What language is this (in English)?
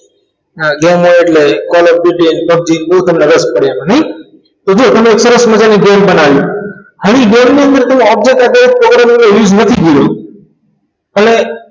Gujarati